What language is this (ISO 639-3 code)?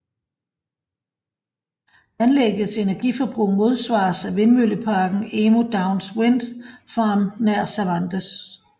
dan